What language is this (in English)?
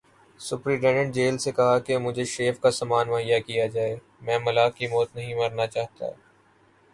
Urdu